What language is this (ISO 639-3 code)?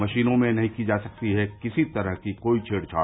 hin